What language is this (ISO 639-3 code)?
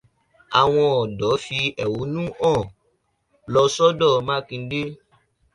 yor